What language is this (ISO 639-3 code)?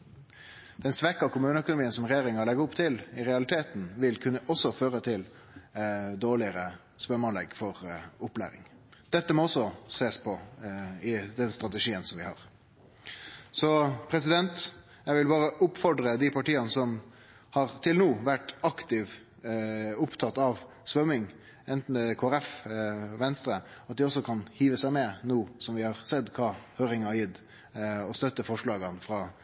nno